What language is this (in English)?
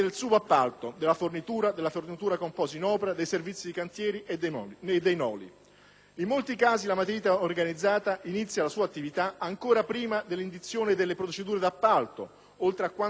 Italian